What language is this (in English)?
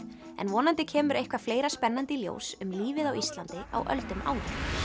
Icelandic